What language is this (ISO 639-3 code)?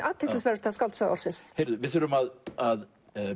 isl